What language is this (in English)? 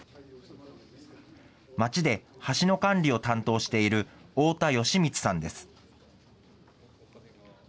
Japanese